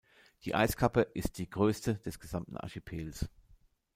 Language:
German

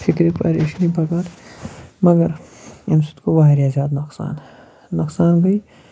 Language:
Kashmiri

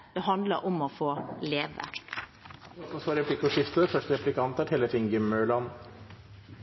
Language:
Norwegian Bokmål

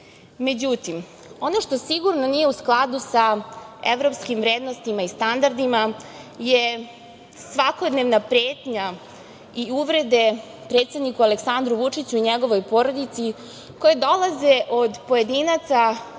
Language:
Serbian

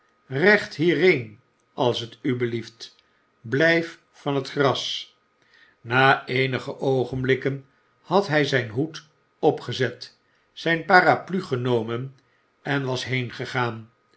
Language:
Dutch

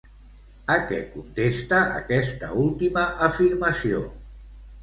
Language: Catalan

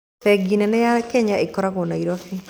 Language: Kikuyu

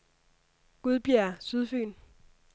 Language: Danish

